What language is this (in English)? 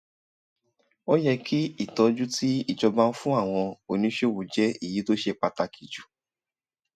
Yoruba